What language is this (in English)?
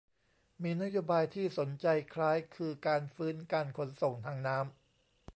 Thai